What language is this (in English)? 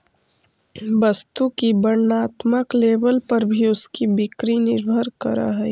Magahi